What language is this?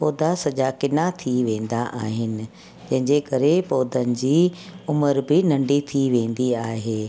Sindhi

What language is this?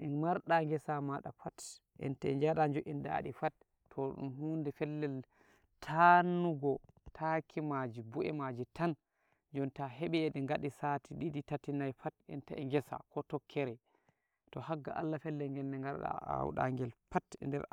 Nigerian Fulfulde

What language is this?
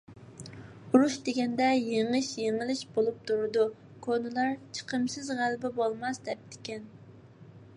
Uyghur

